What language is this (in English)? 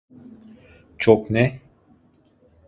Turkish